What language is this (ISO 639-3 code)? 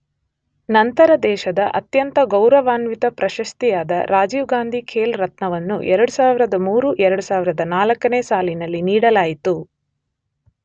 kan